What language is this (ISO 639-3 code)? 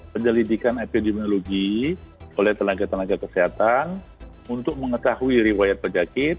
ind